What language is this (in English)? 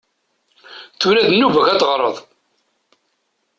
Kabyle